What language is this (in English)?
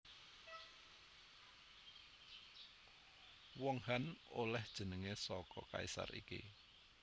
Javanese